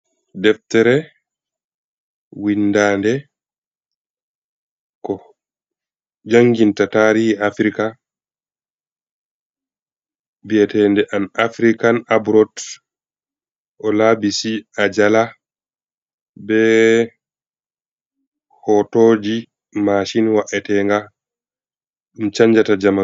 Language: Fula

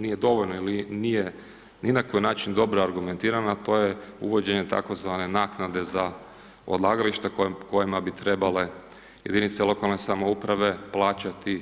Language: Croatian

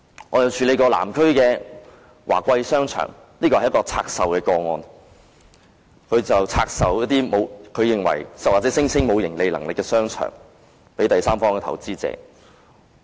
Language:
Cantonese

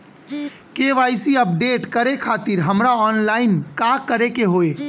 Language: Bhojpuri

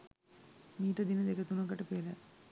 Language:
Sinhala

